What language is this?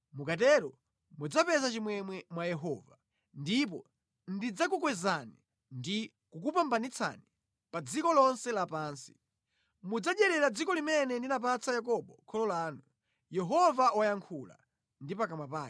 Nyanja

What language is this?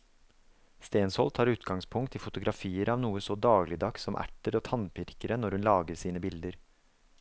Norwegian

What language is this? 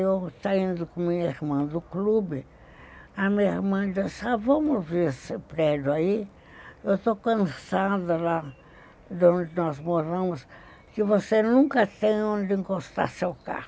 Portuguese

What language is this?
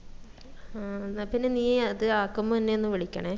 Malayalam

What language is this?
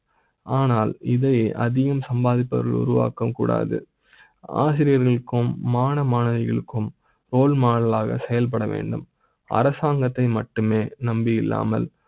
Tamil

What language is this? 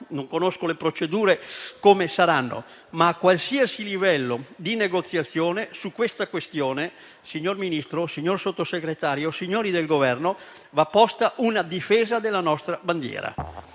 Italian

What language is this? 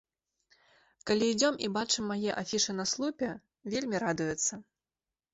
Belarusian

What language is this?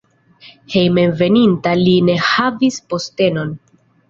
Esperanto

